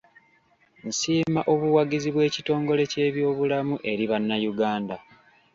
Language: Ganda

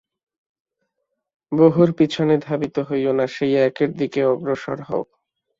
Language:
Bangla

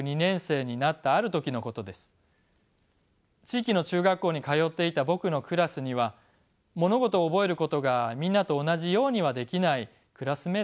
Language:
Japanese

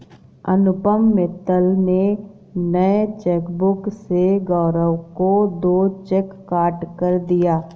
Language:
Hindi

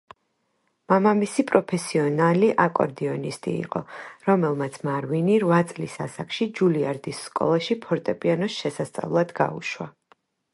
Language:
Georgian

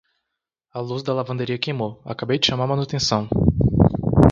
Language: Portuguese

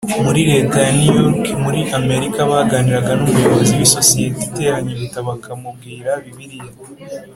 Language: Kinyarwanda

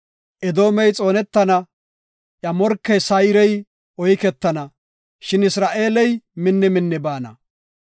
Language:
Gofa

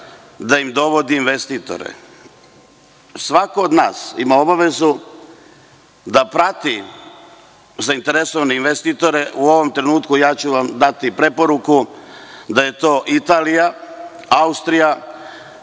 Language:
Serbian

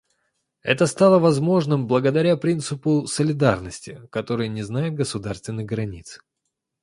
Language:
Russian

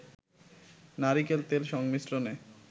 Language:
Bangla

